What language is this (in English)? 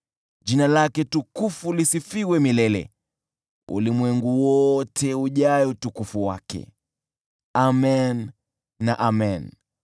Swahili